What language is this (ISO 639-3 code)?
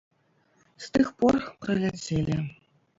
bel